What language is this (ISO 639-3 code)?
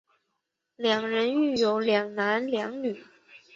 zho